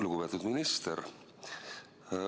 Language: Estonian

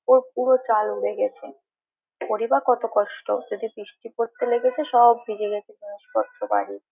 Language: Bangla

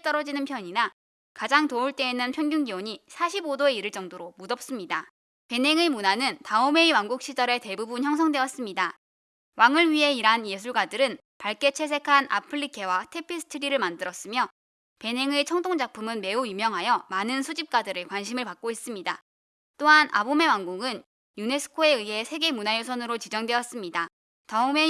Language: Korean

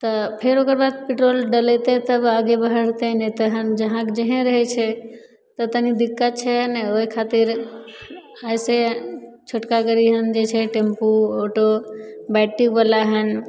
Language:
Maithili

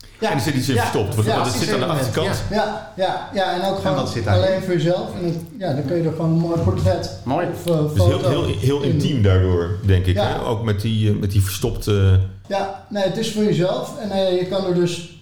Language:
Dutch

